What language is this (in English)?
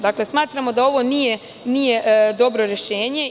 Serbian